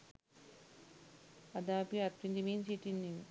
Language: Sinhala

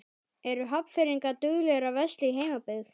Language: Icelandic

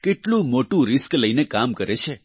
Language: Gujarati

